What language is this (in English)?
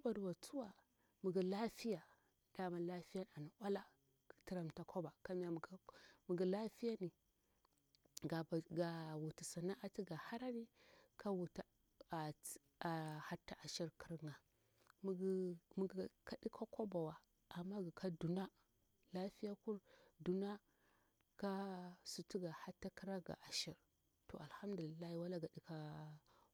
Bura-Pabir